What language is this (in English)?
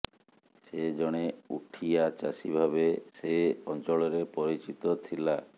Odia